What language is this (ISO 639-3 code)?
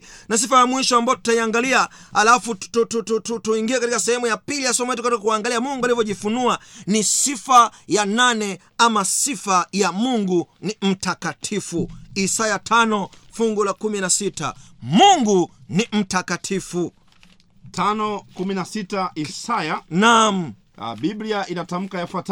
swa